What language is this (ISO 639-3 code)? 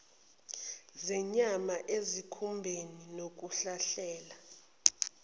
zul